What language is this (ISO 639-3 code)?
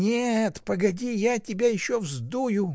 rus